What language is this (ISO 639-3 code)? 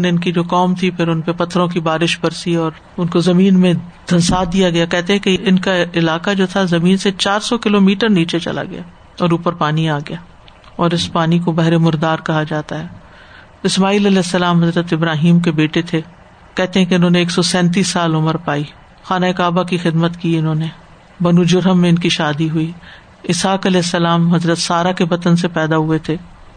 urd